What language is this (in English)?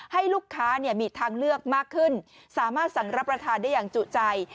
Thai